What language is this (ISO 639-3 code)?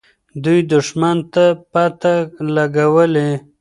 pus